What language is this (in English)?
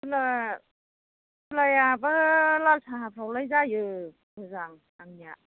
Bodo